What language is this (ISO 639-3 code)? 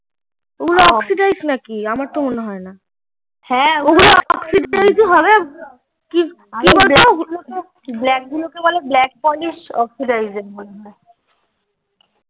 ben